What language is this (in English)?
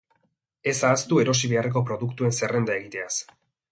Basque